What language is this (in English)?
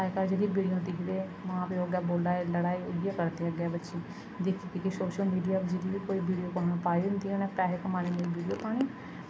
Dogri